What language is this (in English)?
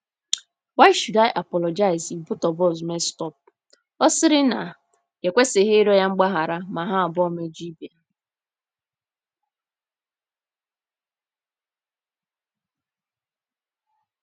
Igbo